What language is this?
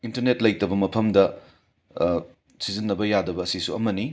Manipuri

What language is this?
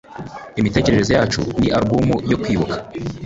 Kinyarwanda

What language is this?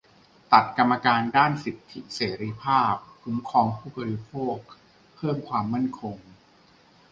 Thai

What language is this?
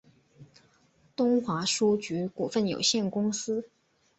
Chinese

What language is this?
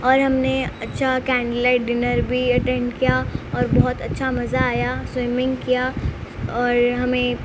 Urdu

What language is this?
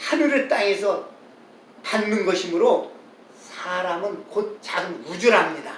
Korean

